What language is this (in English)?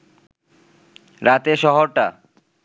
Bangla